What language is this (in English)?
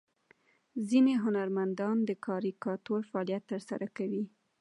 Pashto